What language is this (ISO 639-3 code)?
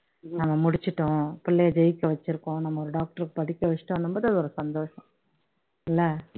tam